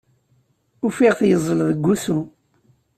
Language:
Kabyle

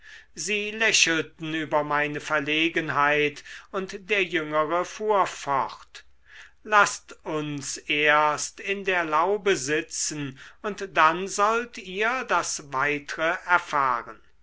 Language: German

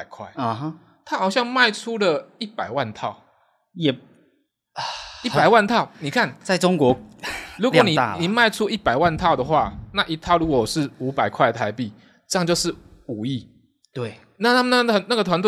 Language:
Chinese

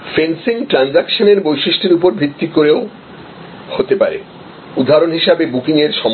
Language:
Bangla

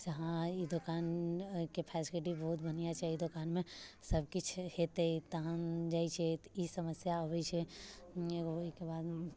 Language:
Maithili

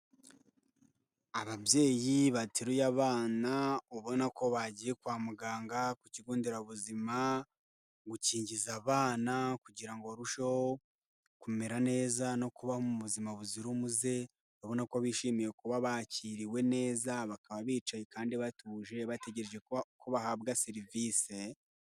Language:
Kinyarwanda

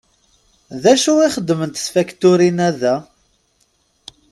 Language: Kabyle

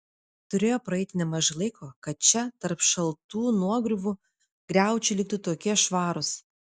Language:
Lithuanian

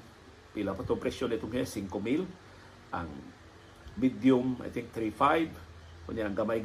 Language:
Filipino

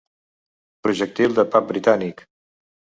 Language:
Catalan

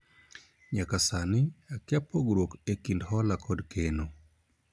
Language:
Luo (Kenya and Tanzania)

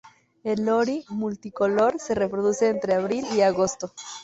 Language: Spanish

